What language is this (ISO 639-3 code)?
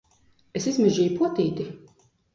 lav